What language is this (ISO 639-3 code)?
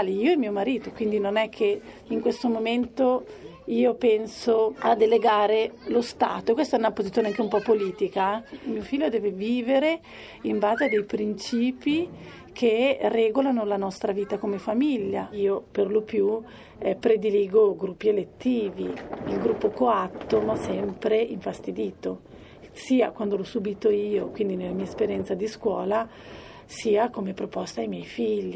ita